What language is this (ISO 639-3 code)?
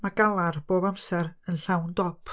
cym